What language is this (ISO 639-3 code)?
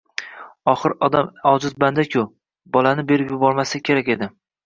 uzb